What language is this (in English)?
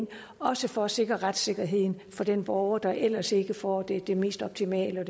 Danish